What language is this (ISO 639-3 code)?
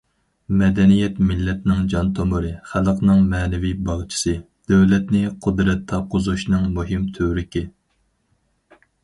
uig